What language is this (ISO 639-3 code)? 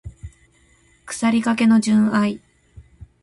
jpn